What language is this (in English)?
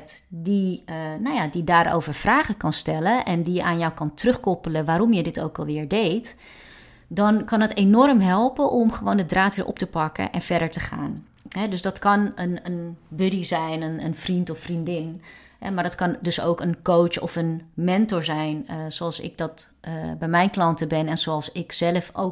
Dutch